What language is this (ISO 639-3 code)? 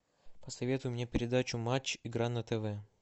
rus